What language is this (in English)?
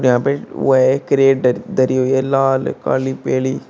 Hindi